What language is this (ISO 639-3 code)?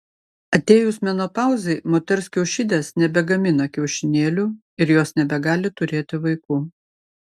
lit